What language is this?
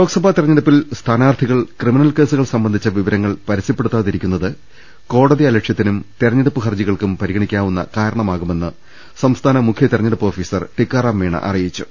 Malayalam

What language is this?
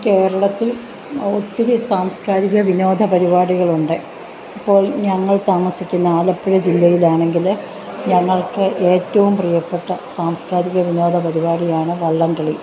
Malayalam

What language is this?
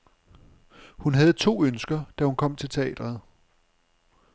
Danish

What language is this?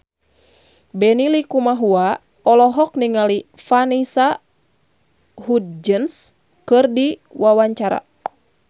Sundanese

